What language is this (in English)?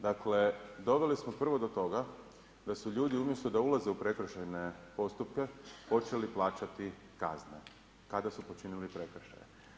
Croatian